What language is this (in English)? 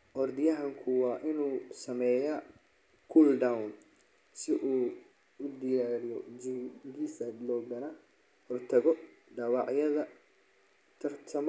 Somali